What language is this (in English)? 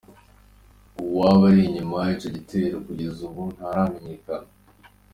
Kinyarwanda